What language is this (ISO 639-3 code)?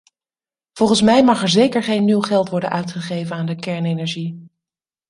nld